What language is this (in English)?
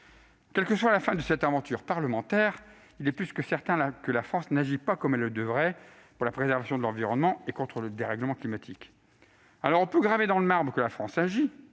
French